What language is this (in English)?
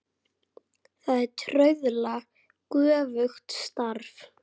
Icelandic